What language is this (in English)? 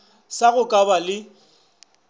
Northern Sotho